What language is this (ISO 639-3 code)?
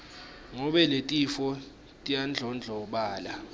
ssw